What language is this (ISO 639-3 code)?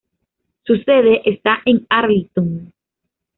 spa